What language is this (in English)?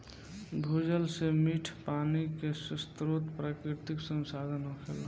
Bhojpuri